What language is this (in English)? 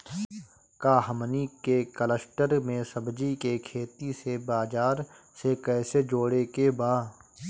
Bhojpuri